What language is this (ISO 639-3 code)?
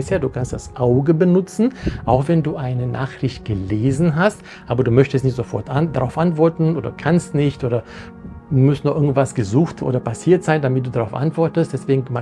deu